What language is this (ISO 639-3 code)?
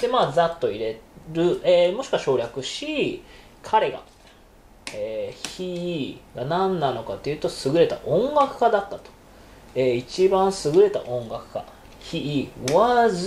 jpn